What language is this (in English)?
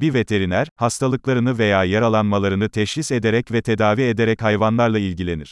Turkish